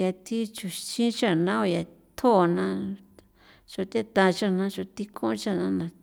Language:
San Felipe Otlaltepec Popoloca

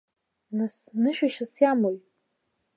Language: Abkhazian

